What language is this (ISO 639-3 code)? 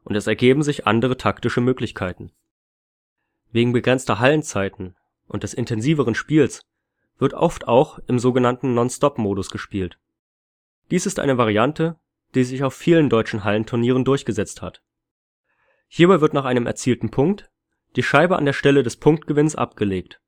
deu